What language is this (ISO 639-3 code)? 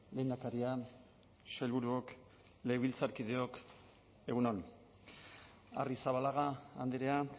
eus